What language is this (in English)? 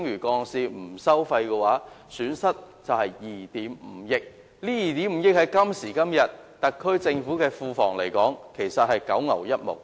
Cantonese